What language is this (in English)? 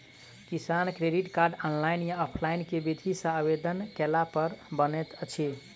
Maithili